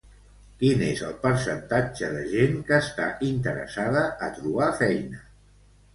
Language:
Catalan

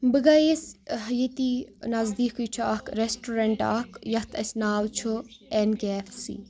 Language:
Kashmiri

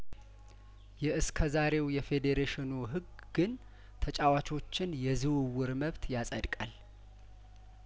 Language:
Amharic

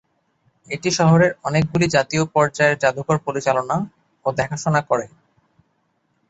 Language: Bangla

